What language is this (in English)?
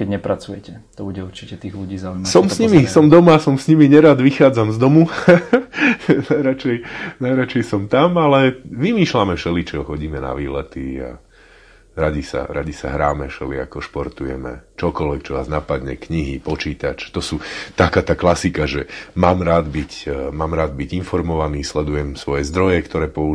Slovak